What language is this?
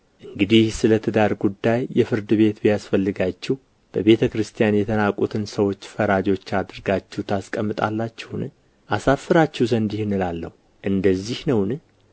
Amharic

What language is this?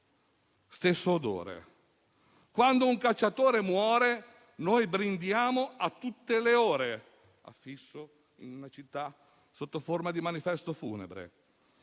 Italian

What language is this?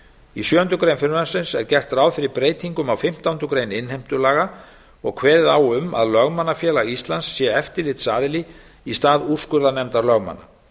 Icelandic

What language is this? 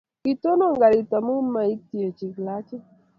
Kalenjin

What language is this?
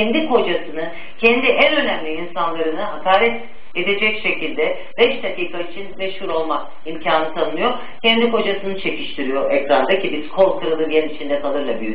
Turkish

